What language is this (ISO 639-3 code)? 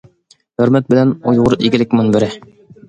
uig